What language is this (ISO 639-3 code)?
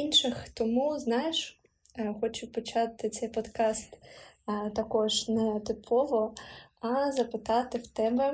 ukr